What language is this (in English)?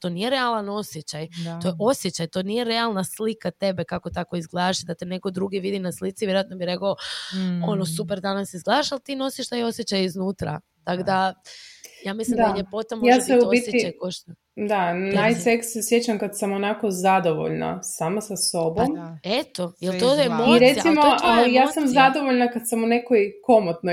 Croatian